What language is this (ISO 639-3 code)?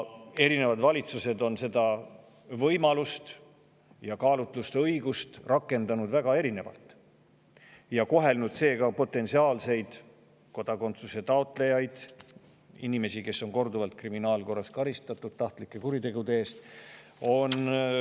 est